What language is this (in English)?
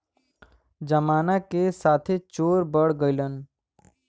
Bhojpuri